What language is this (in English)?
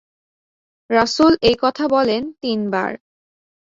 Bangla